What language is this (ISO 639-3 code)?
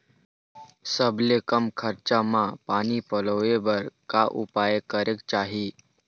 hne